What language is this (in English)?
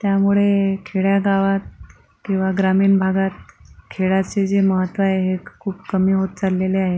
Marathi